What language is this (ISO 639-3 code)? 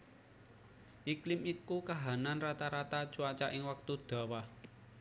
jav